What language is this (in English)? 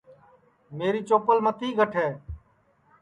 Sansi